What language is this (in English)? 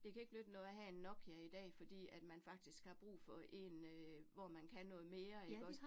Danish